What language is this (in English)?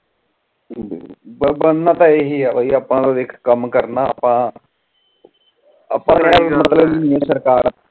Punjabi